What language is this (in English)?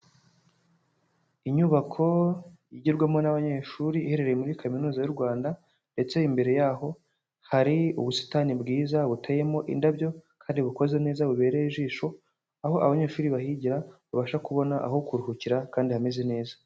Kinyarwanda